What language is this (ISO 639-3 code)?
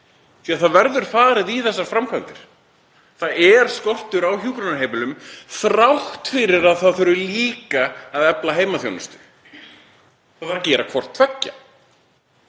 isl